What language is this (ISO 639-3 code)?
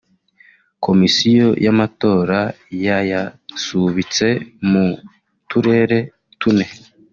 kin